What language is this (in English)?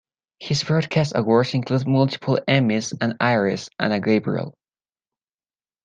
English